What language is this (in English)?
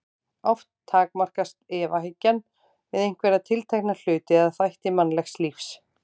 Icelandic